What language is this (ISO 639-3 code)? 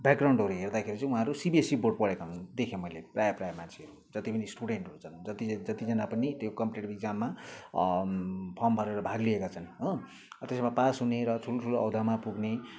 nep